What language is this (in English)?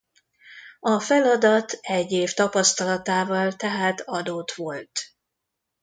Hungarian